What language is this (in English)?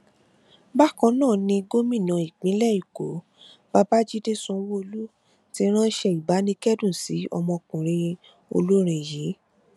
Yoruba